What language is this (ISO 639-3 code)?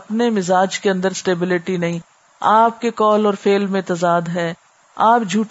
urd